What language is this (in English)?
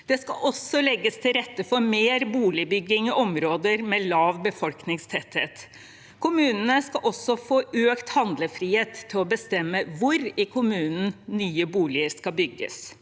Norwegian